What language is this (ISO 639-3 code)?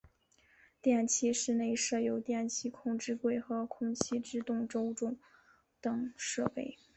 zho